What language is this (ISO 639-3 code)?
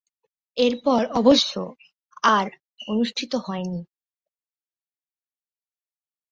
ben